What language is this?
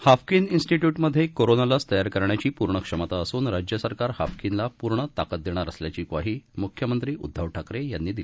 Marathi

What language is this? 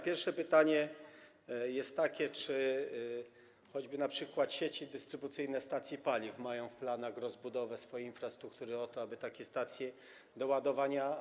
Polish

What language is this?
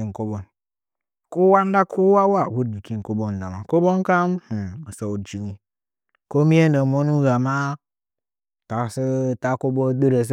Nzanyi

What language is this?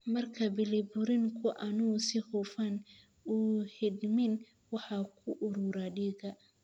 Somali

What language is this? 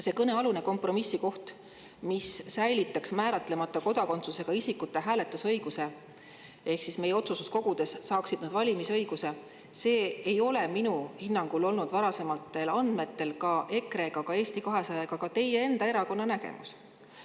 Estonian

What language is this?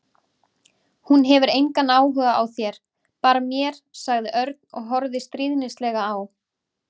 Icelandic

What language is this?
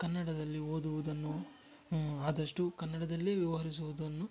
Kannada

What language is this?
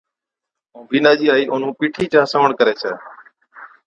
Od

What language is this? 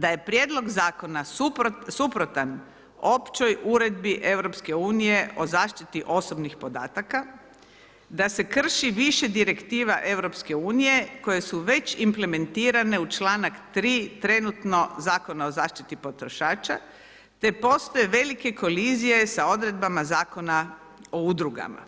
Croatian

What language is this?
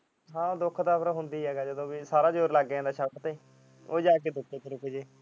Punjabi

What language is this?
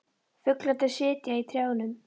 Icelandic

